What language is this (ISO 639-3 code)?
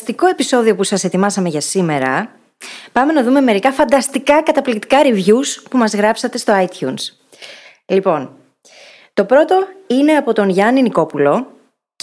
ell